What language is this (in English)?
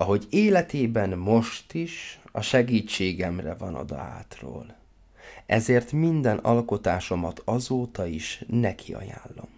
Hungarian